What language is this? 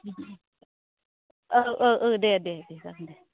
Bodo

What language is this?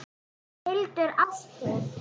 Icelandic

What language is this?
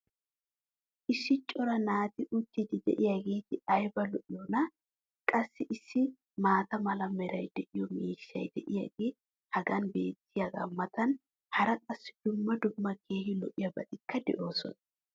Wolaytta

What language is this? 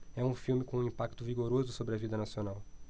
Portuguese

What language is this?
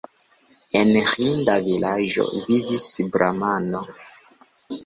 Esperanto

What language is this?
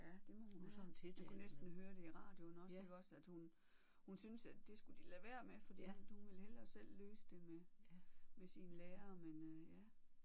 Danish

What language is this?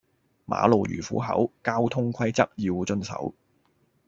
Cantonese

